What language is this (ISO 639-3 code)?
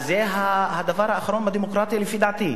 heb